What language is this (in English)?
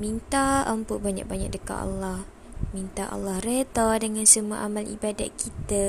Malay